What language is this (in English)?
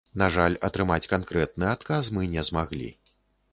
Belarusian